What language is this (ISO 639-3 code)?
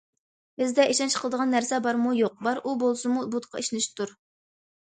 uig